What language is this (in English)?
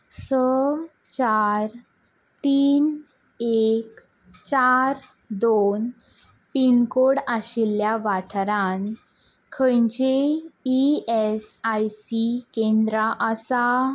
Konkani